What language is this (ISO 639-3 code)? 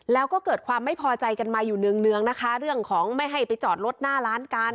tha